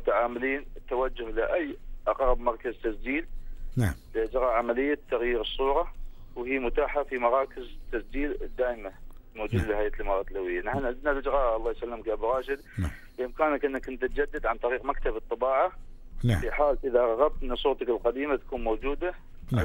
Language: Arabic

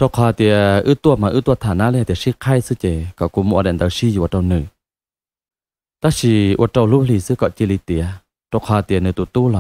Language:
Thai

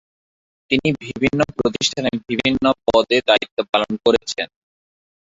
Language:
Bangla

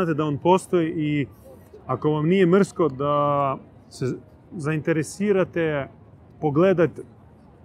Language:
Croatian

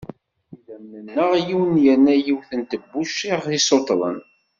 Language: Kabyle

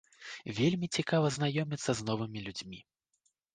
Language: Belarusian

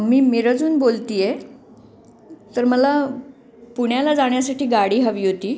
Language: Marathi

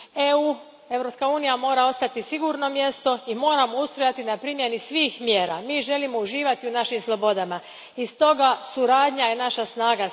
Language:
Croatian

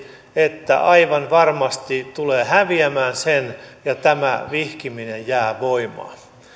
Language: Finnish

